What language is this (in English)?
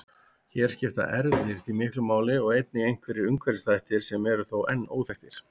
Icelandic